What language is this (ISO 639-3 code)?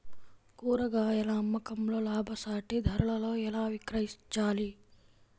tel